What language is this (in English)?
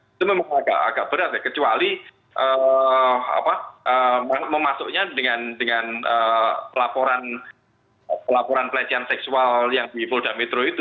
Indonesian